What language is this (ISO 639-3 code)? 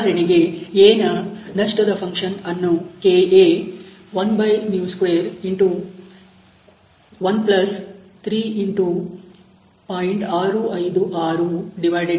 kan